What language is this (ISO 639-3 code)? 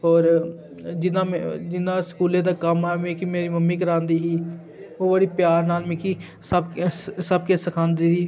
doi